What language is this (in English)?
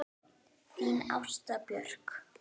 Icelandic